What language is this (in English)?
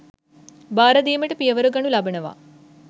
Sinhala